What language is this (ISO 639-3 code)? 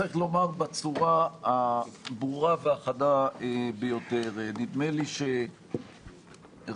heb